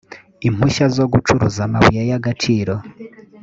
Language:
Kinyarwanda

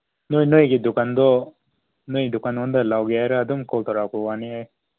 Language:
Manipuri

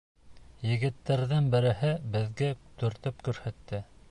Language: Bashkir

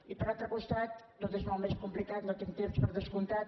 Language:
Catalan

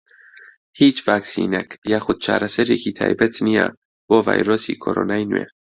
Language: Central Kurdish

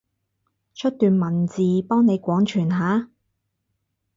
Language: Cantonese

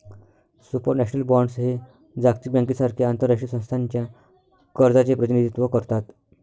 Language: Marathi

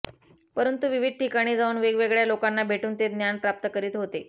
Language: Marathi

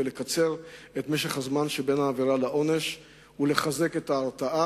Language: Hebrew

